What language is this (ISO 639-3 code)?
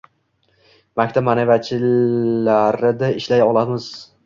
uzb